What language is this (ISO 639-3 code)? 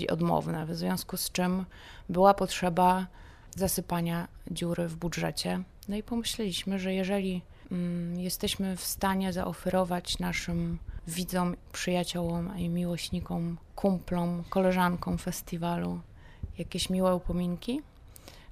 pol